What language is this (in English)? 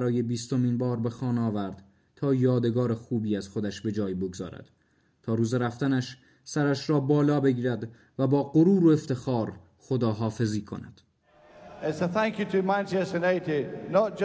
Persian